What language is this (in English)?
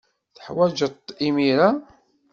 Kabyle